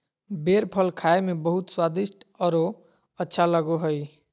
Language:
Magahi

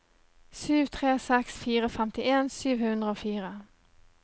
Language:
Norwegian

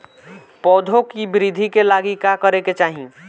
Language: Bhojpuri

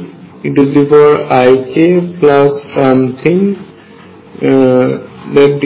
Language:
Bangla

